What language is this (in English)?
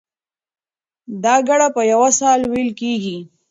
Pashto